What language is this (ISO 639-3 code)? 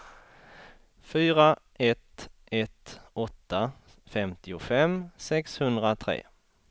swe